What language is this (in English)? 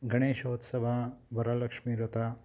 Kannada